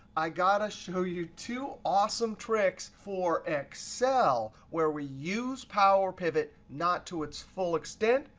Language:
English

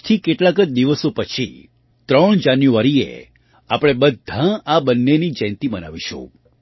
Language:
Gujarati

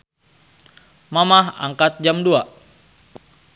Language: Sundanese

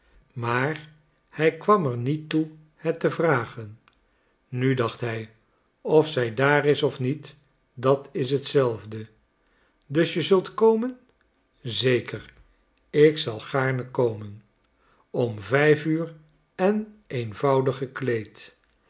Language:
Dutch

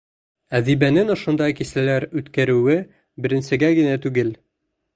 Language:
Bashkir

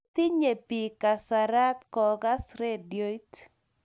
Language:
Kalenjin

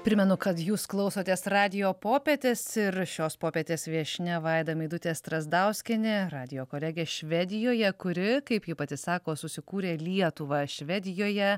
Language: Lithuanian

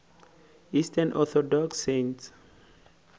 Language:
Northern Sotho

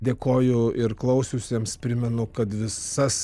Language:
Lithuanian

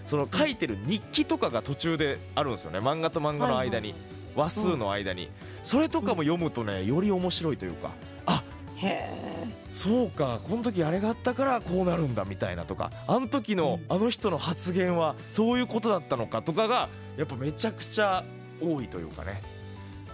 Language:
Japanese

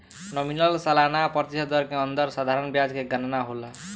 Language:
Bhojpuri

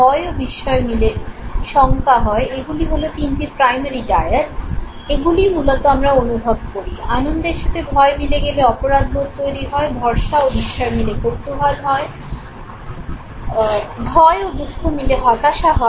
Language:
Bangla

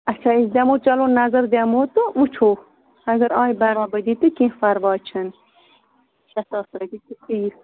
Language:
Kashmiri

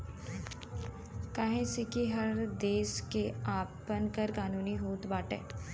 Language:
Bhojpuri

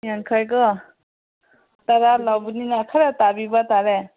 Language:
Manipuri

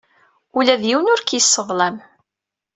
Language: Kabyle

